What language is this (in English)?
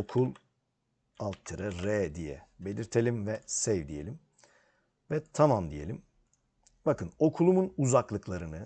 Turkish